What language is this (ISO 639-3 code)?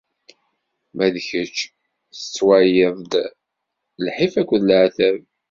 kab